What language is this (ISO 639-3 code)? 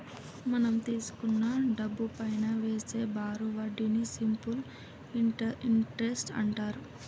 tel